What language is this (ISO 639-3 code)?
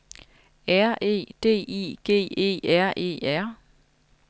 dan